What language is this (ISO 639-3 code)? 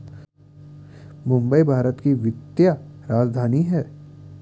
hin